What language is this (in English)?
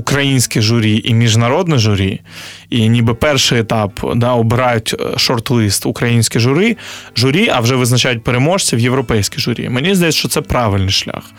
Ukrainian